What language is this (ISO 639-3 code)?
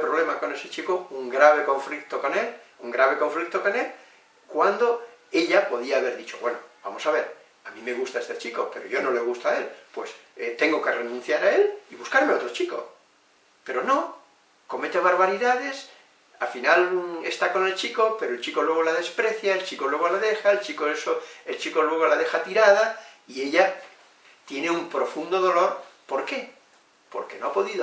spa